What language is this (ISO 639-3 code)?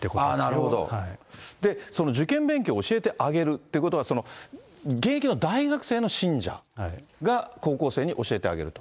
jpn